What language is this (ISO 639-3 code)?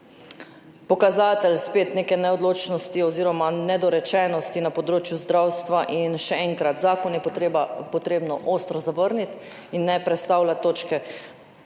slv